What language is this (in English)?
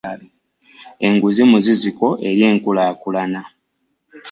Ganda